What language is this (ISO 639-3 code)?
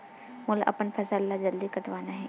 hne